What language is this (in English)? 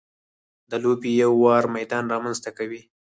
Pashto